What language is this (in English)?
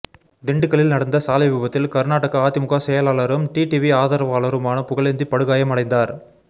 Tamil